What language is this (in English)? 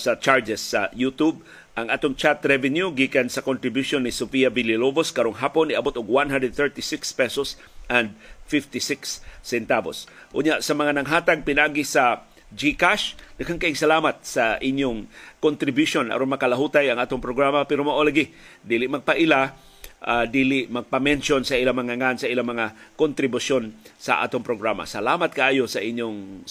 Filipino